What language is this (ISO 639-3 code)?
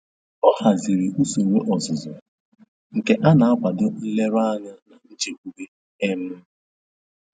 ibo